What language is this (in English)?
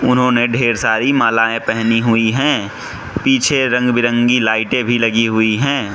Hindi